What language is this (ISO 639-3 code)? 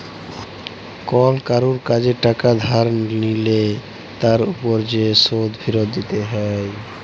ben